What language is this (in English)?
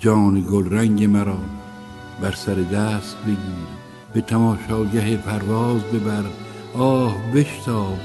Persian